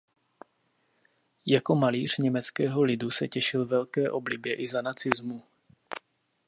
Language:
Czech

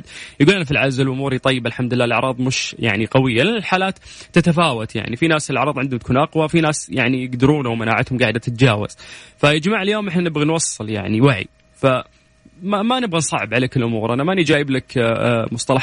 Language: Arabic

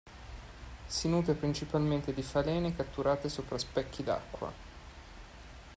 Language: Italian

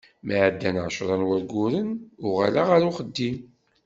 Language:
Kabyle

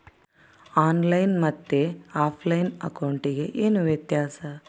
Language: Kannada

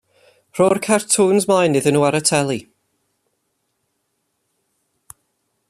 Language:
Welsh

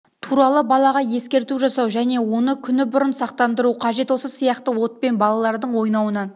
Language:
Kazakh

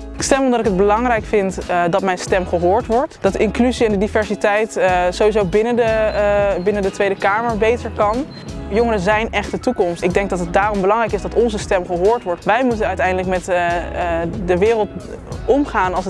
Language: Dutch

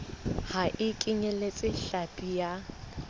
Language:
Southern Sotho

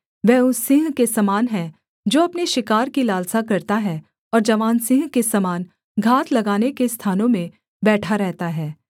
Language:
Hindi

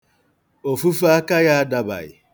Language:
Igbo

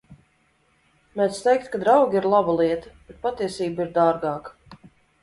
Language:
Latvian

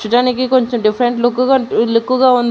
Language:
Telugu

